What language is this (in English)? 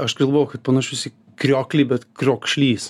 Lithuanian